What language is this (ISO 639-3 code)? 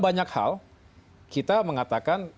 ind